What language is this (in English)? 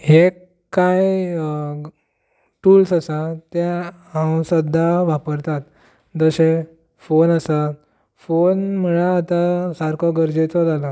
Konkani